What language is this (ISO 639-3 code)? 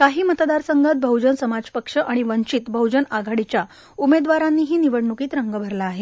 mar